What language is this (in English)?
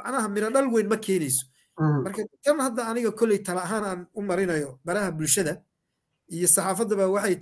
Arabic